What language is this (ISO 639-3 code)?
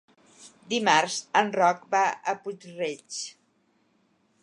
cat